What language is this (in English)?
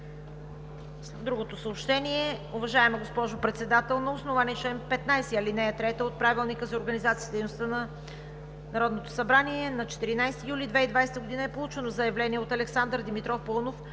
Bulgarian